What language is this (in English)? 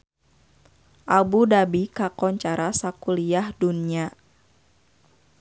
Sundanese